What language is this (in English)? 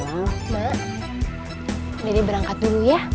Indonesian